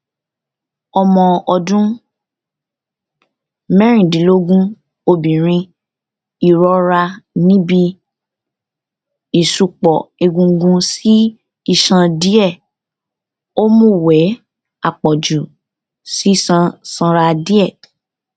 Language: Yoruba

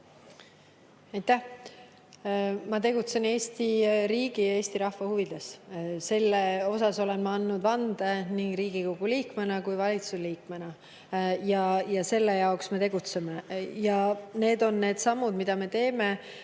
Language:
Estonian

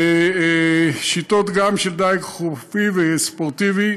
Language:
Hebrew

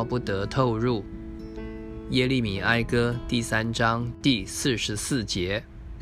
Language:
Chinese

